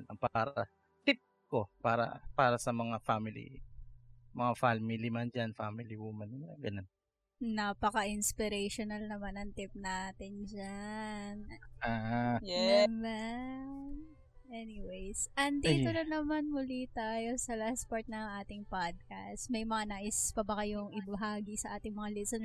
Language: Filipino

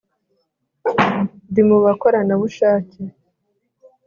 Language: Kinyarwanda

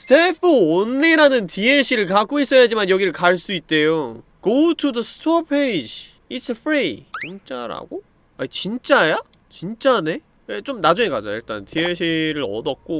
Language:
Korean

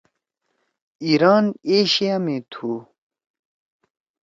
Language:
Torwali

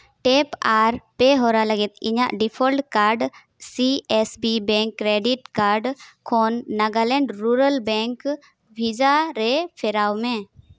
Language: Santali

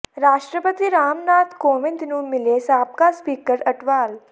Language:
Punjabi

